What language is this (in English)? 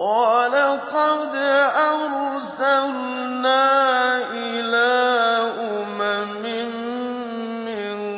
Arabic